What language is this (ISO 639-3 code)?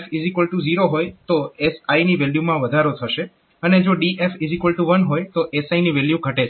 guj